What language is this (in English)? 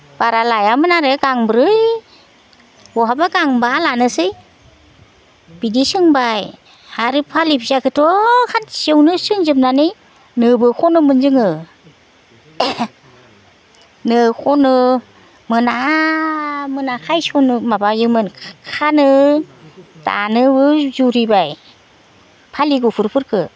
Bodo